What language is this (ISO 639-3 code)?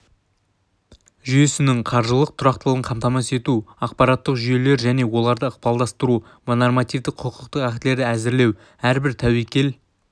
kaz